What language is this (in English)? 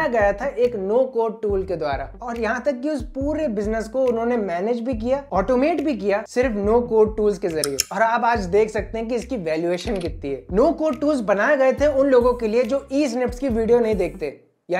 Hindi